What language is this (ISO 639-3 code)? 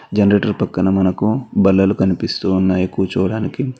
tel